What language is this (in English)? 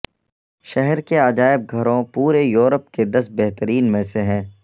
Urdu